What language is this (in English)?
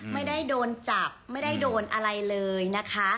Thai